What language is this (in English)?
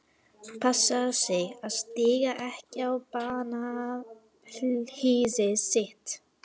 Icelandic